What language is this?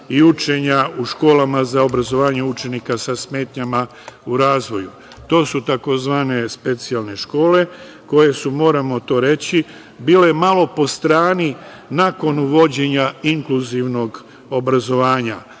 Serbian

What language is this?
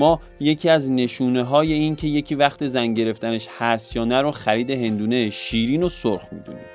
Persian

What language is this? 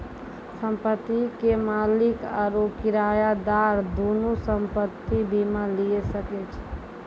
Maithili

